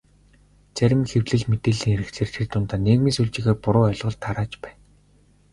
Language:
Mongolian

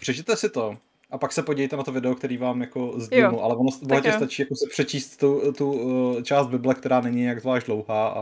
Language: Czech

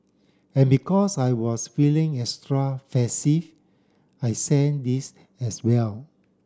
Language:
English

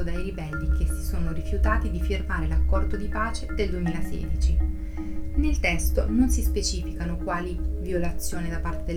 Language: Italian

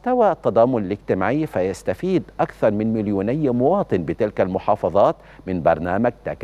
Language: Arabic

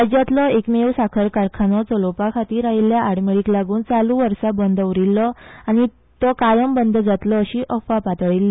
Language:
Konkani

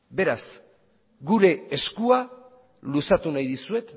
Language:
Basque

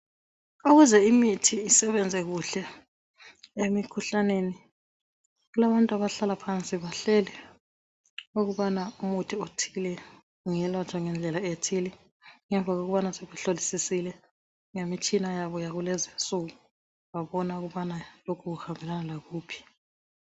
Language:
North Ndebele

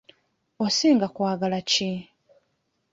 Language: Ganda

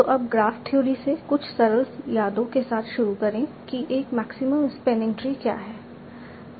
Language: Hindi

